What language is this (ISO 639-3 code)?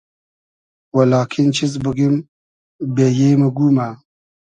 haz